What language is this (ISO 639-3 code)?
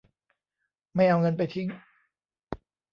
tha